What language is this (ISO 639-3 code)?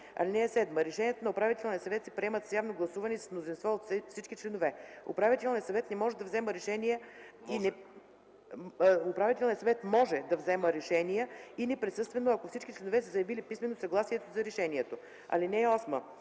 bul